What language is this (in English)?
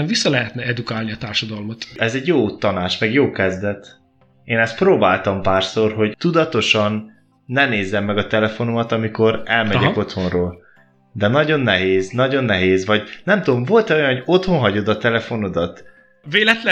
Hungarian